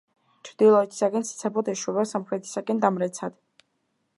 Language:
Georgian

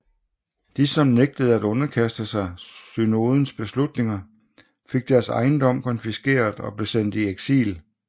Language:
Danish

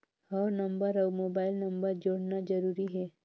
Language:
Chhattisgarhi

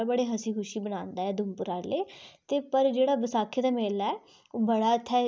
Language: Dogri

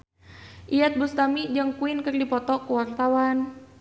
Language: Sundanese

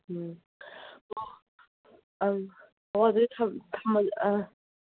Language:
Manipuri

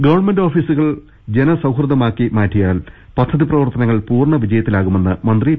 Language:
Malayalam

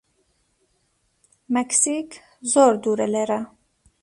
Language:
Central Kurdish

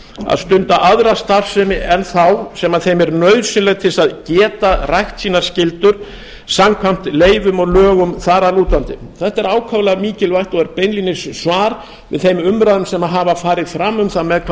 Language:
Icelandic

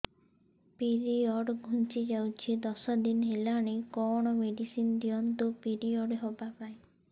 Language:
Odia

